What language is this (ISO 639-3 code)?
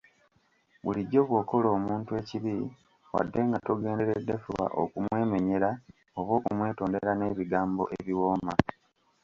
lug